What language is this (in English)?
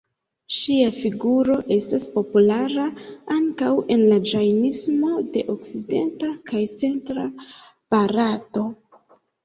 Esperanto